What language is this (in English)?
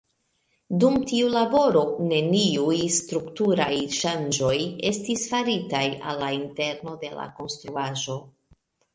Esperanto